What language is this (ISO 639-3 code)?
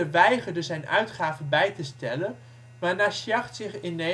nld